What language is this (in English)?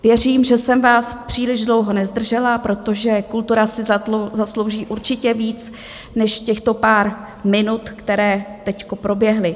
Czech